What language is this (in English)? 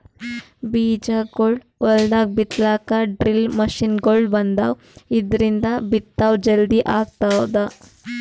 Kannada